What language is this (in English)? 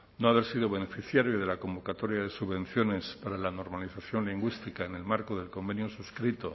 Spanish